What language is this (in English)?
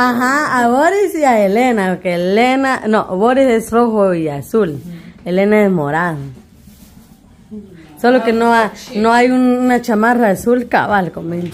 Spanish